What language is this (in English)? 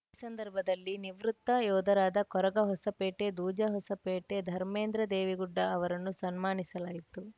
Kannada